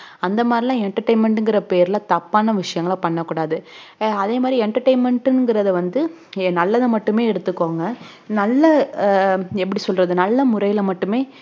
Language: Tamil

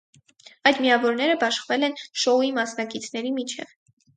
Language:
Armenian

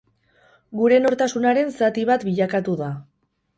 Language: Basque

